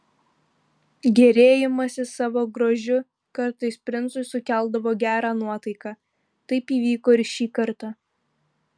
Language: Lithuanian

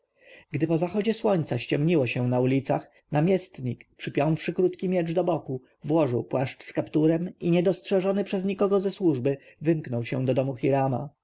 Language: Polish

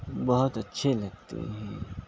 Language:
Urdu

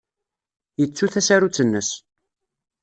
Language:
Kabyle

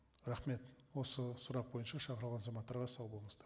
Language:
Kazakh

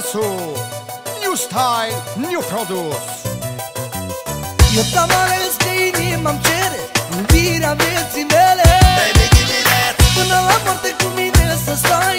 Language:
Romanian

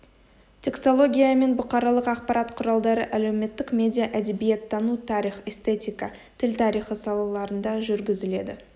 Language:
Kazakh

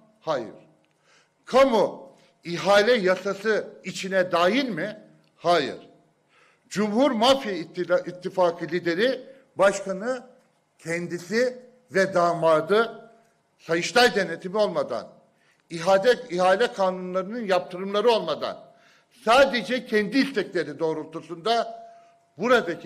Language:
Turkish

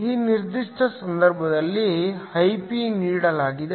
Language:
Kannada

